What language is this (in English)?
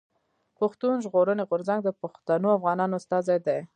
Pashto